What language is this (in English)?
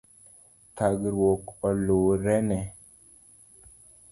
Luo (Kenya and Tanzania)